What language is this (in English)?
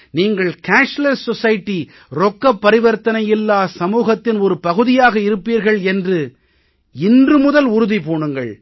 Tamil